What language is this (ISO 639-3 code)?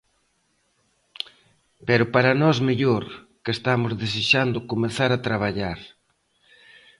glg